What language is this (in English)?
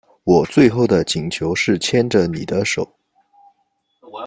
Chinese